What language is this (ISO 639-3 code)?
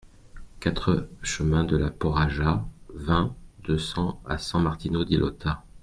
fra